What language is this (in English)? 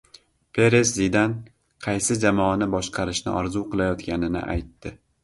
Uzbek